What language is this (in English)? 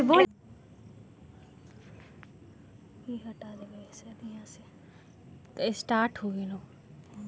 Magahi